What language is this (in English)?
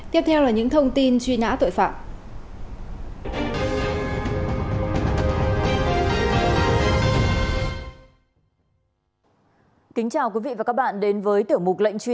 Vietnamese